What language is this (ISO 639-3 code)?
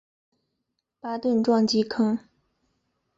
zho